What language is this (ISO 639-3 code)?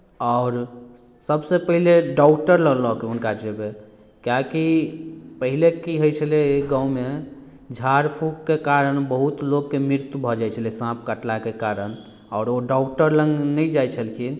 mai